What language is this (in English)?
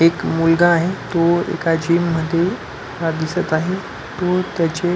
Marathi